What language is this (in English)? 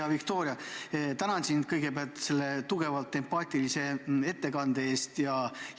Estonian